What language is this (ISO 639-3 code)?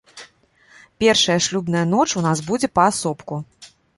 bel